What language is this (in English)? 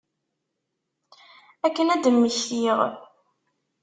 Kabyle